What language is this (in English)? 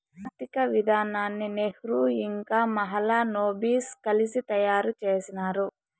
Telugu